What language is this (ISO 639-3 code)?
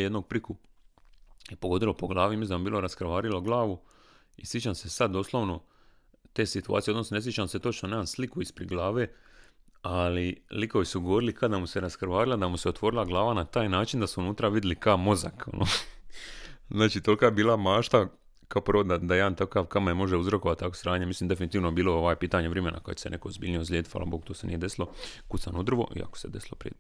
hrv